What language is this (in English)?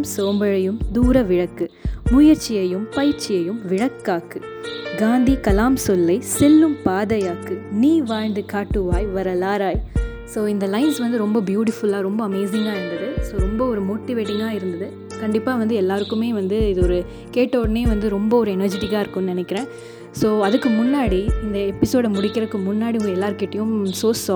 Tamil